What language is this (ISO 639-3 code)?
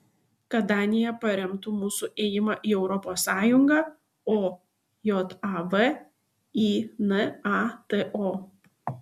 lit